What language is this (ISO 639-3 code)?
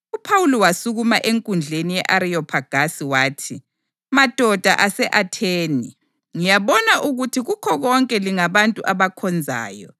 nde